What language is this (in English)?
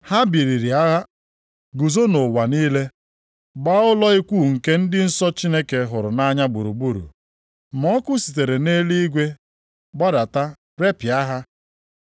Igbo